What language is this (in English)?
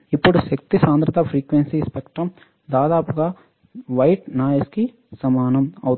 Telugu